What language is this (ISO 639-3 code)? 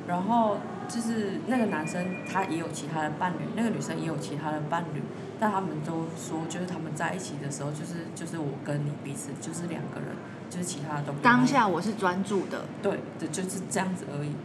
zho